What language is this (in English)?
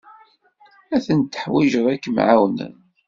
Kabyle